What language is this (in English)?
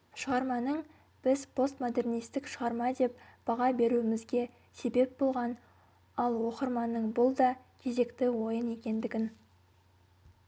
Kazakh